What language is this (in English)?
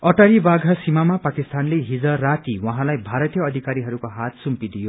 Nepali